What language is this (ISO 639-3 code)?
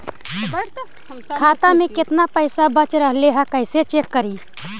mag